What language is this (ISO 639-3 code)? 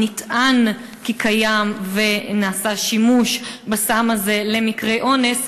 heb